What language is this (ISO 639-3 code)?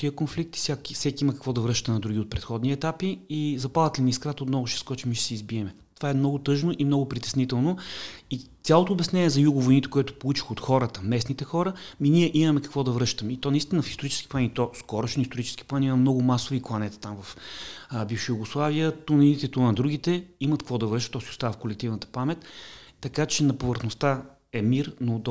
bul